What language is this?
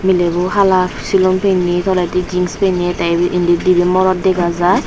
Chakma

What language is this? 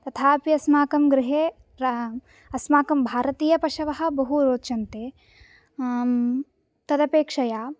Sanskrit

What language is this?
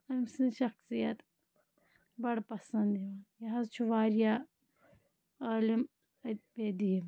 Kashmiri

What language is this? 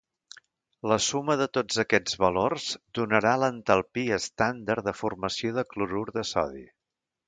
Catalan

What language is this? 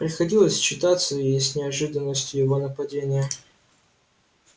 Russian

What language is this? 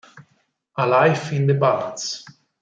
Italian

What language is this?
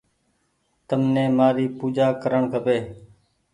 Goaria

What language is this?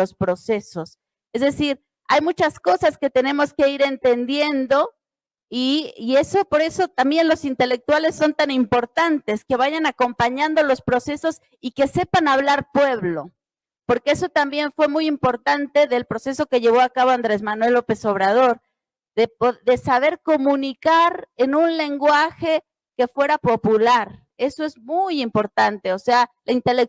Spanish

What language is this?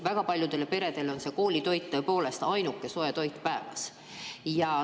Estonian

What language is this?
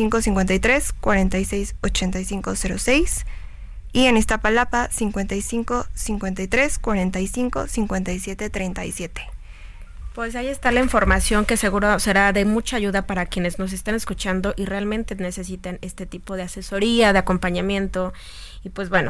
Spanish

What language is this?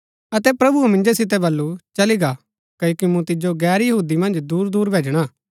Gaddi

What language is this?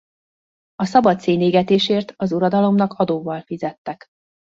Hungarian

